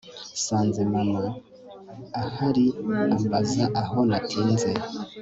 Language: Kinyarwanda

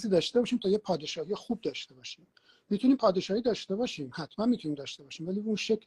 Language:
Persian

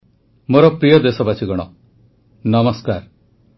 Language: Odia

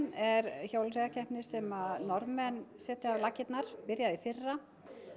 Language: Icelandic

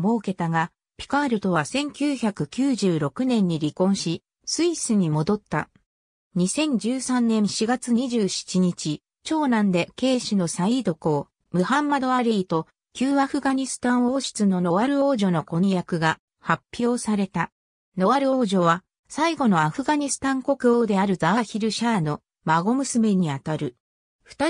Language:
Japanese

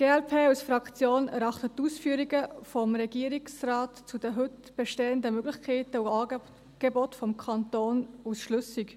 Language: Swiss German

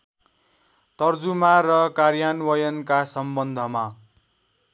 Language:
Nepali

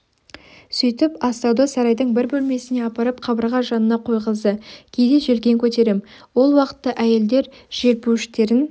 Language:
Kazakh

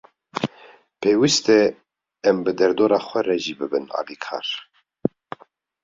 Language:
Kurdish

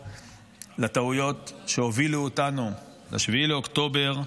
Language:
Hebrew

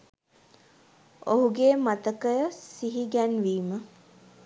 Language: Sinhala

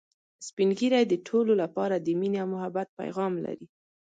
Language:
Pashto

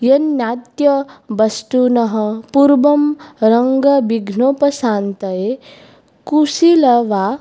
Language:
Sanskrit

